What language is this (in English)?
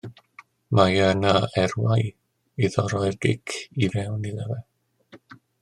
Welsh